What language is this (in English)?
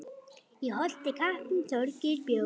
Icelandic